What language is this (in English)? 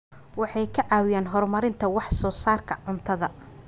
Somali